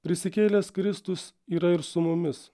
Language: Lithuanian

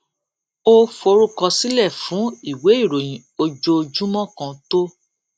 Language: Yoruba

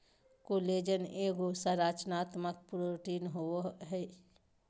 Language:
Magahi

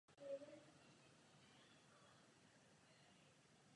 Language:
Czech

